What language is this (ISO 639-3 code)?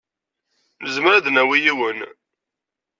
kab